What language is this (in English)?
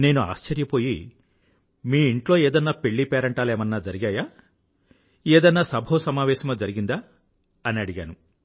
Telugu